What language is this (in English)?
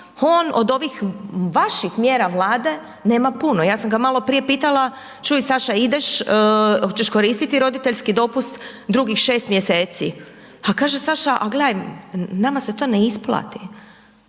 Croatian